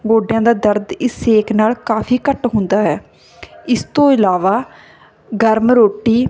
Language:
Punjabi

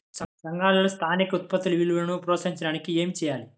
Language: Telugu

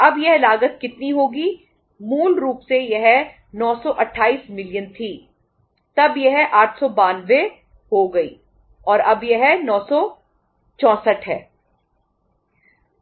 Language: Hindi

